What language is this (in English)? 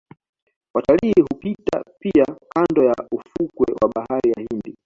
Swahili